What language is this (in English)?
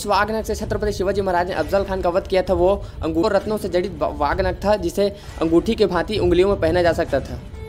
Hindi